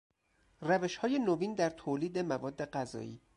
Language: Persian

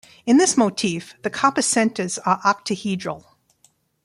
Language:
English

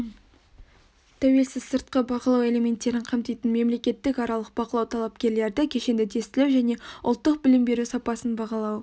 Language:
Kazakh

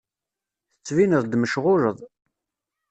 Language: Kabyle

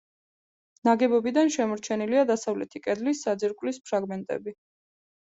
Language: Georgian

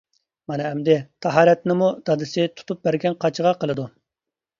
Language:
Uyghur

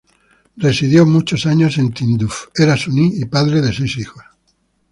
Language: Spanish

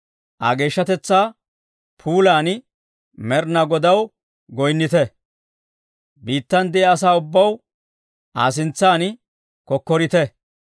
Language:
Dawro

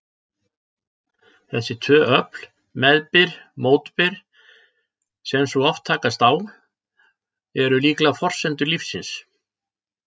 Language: Icelandic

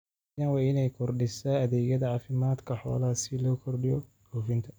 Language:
Somali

